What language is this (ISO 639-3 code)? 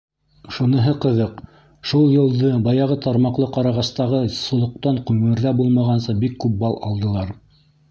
bak